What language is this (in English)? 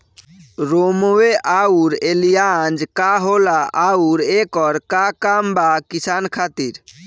Bhojpuri